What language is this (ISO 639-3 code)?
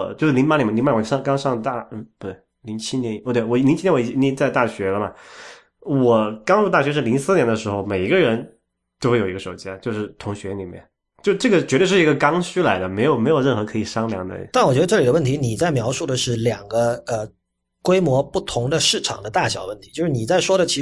zho